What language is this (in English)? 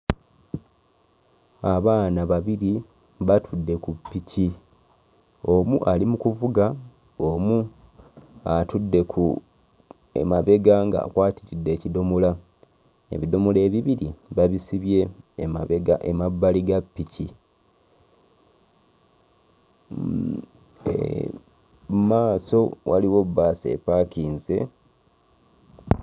Ganda